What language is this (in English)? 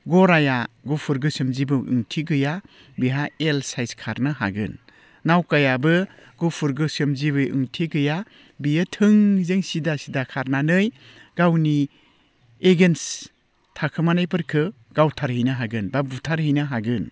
Bodo